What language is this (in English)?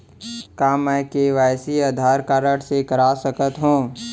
Chhattisgarhi